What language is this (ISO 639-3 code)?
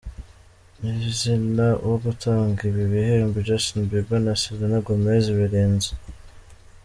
kin